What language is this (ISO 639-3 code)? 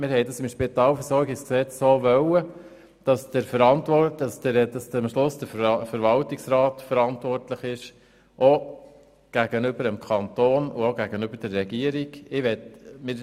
gsw